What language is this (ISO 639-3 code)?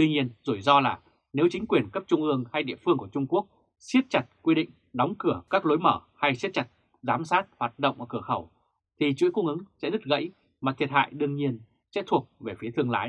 vie